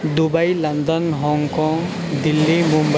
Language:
Urdu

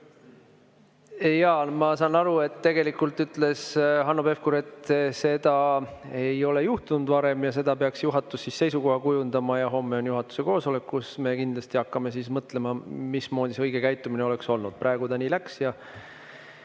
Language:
Estonian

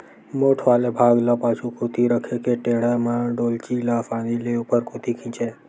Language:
Chhattisgarhi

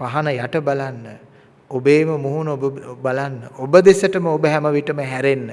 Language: Sinhala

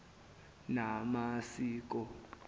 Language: Zulu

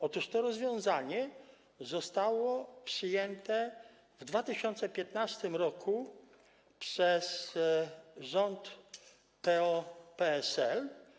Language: Polish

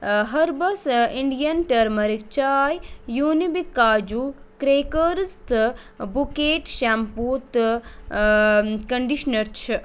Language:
Kashmiri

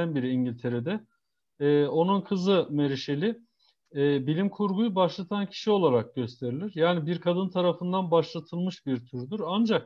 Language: Turkish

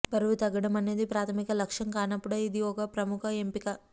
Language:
Telugu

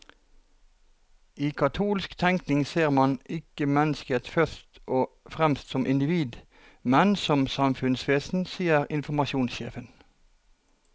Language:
Norwegian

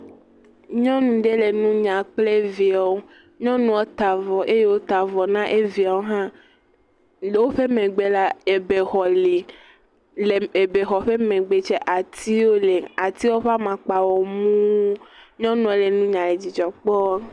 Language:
Ewe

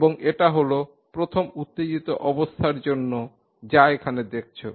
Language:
Bangla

